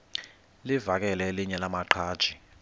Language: Xhosa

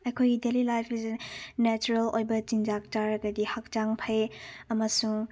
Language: Manipuri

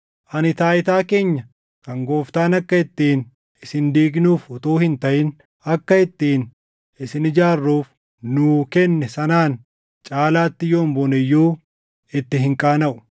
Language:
Oromo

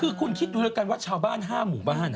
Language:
Thai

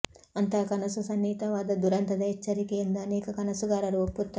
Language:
Kannada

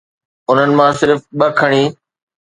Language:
Sindhi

